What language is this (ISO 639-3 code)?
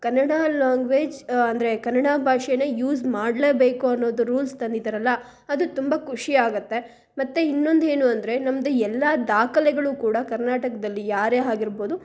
kan